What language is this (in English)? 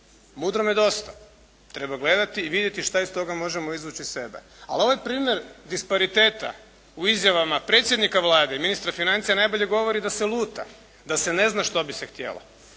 Croatian